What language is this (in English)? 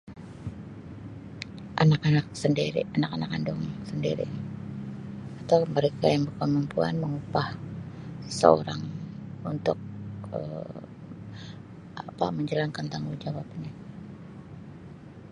Sabah Malay